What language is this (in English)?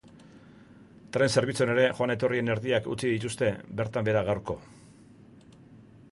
Basque